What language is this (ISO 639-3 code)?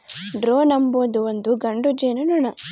kan